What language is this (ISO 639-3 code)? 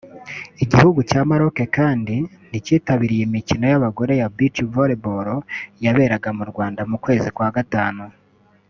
kin